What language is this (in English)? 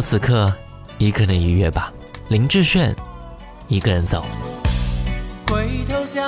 Chinese